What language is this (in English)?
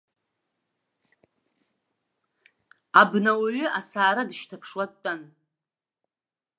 Abkhazian